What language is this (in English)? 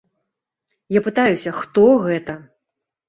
Belarusian